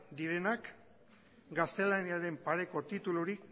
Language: Basque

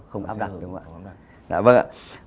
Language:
Vietnamese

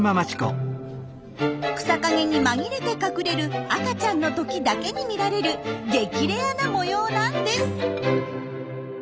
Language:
Japanese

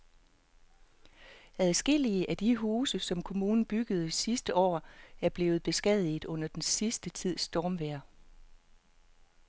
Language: Danish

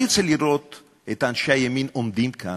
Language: Hebrew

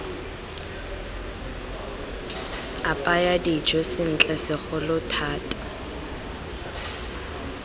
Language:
Tswana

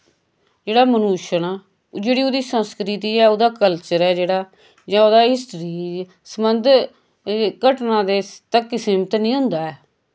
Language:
Dogri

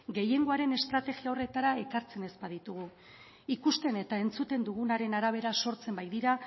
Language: Basque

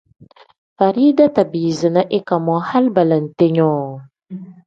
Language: Tem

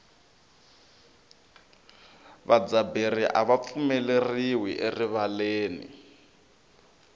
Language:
Tsonga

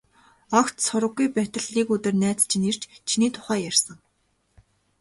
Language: Mongolian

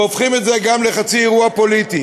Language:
Hebrew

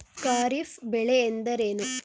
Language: Kannada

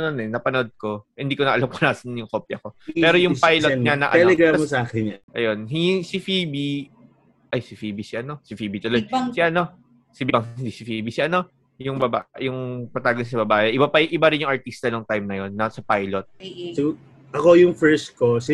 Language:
Filipino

